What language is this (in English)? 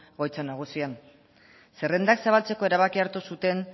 Basque